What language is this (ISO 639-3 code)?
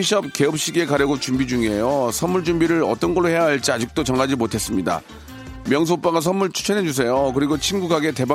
kor